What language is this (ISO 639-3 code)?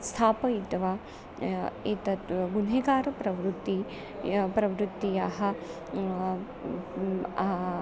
san